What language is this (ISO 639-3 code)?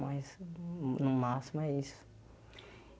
por